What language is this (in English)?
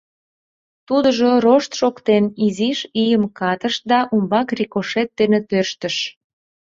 Mari